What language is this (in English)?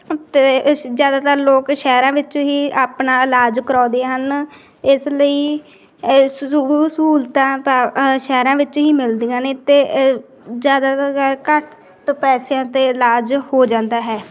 Punjabi